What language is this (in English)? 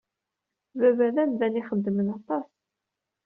Kabyle